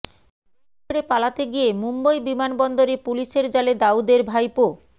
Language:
Bangla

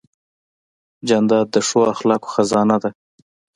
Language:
Pashto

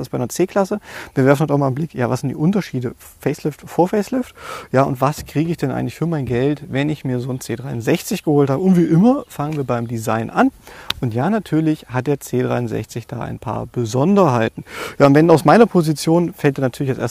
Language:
German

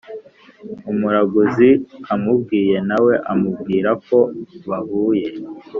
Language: Kinyarwanda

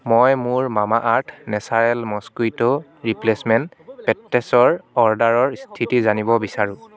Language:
Assamese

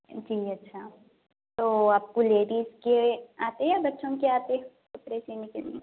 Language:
Urdu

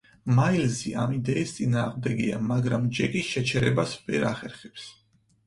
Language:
Georgian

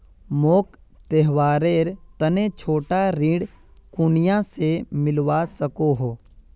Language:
Magahi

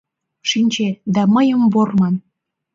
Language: Mari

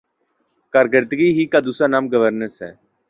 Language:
Urdu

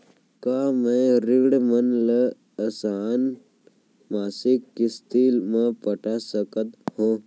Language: Chhattisgarhi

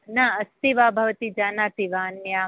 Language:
Sanskrit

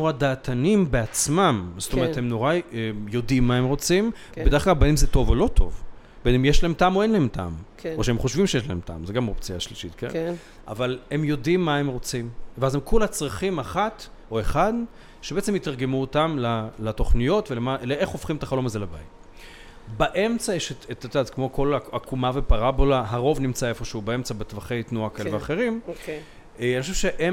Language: Hebrew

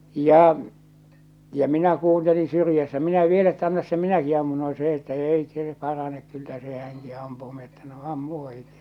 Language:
Finnish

